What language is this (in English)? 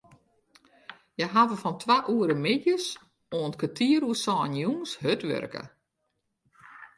Western Frisian